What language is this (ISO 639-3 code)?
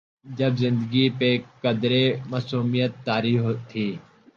urd